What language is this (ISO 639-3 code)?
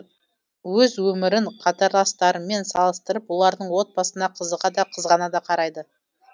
kaz